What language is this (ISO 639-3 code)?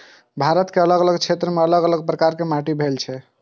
mai